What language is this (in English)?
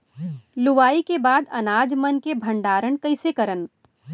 Chhattisgarhi